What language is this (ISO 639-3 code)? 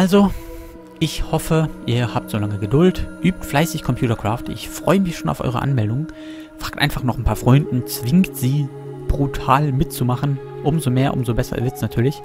deu